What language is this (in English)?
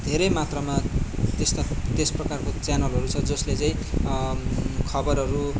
Nepali